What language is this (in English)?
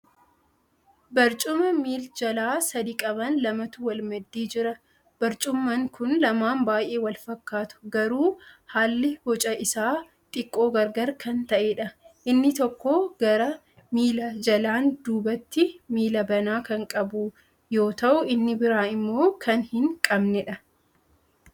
Oromo